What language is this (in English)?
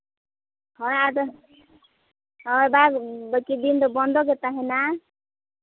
Santali